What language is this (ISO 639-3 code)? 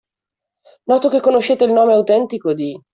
ita